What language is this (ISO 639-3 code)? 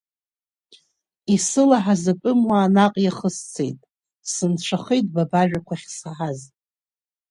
abk